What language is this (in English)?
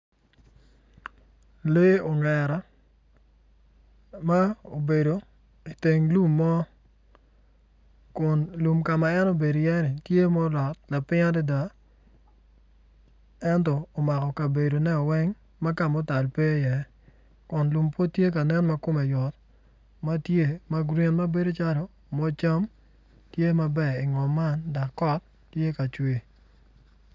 Acoli